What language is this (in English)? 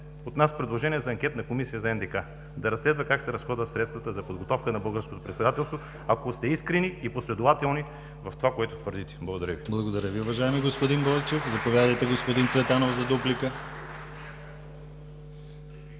Bulgarian